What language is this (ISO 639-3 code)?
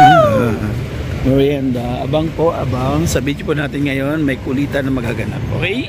fil